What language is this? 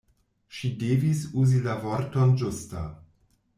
Esperanto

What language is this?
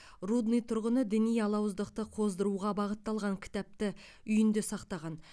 Kazakh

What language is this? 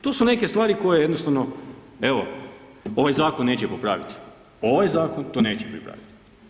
Croatian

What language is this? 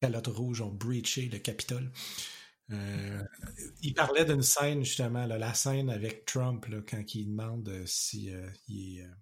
French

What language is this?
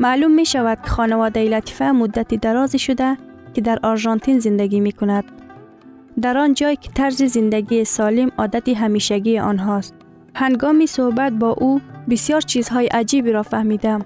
Persian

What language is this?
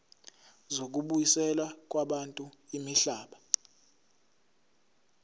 Zulu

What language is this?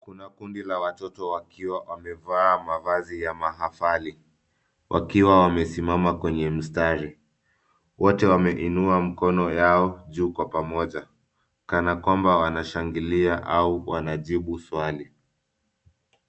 Swahili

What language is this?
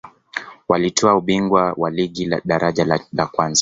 Swahili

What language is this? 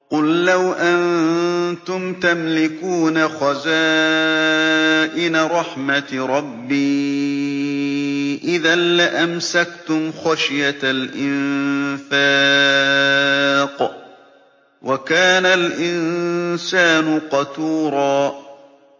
Arabic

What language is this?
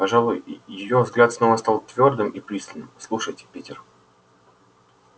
Russian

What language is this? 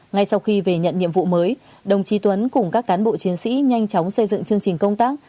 Vietnamese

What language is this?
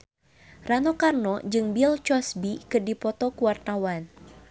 Sundanese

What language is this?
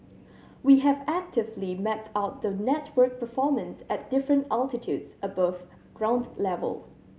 English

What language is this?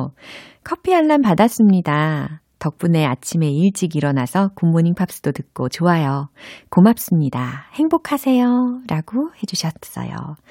Korean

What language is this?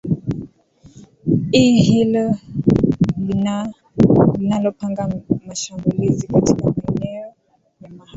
Swahili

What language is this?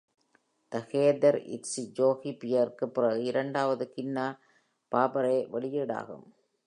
Tamil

